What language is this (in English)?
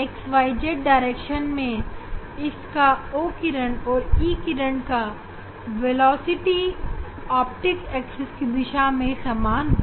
Hindi